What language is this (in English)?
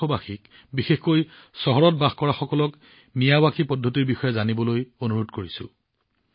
Assamese